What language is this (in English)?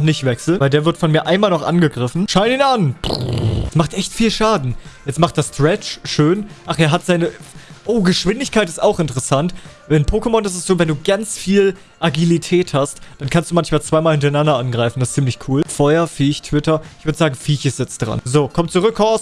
German